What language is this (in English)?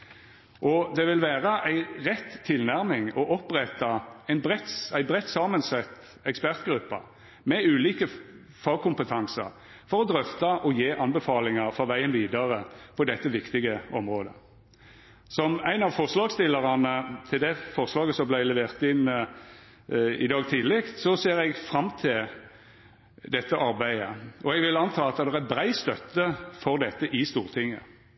Norwegian Nynorsk